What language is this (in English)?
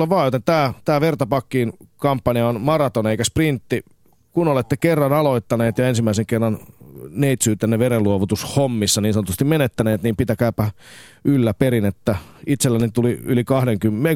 Finnish